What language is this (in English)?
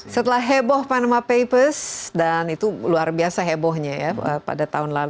Indonesian